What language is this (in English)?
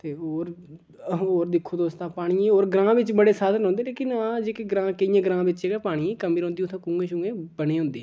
Dogri